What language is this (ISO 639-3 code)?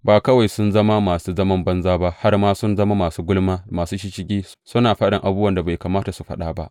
hau